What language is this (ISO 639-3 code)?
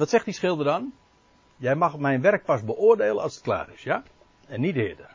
nld